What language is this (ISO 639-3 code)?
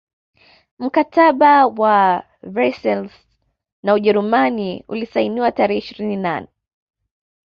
swa